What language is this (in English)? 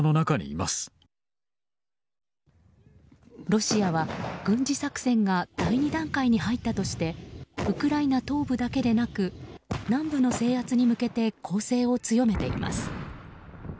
Japanese